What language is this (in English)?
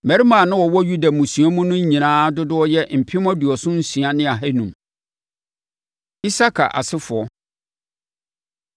Akan